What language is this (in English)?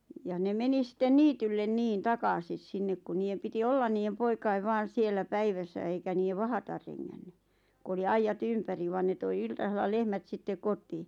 Finnish